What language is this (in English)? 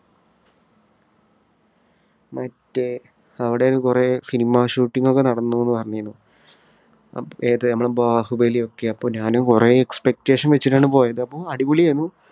Malayalam